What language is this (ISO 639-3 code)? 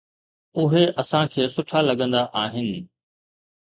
snd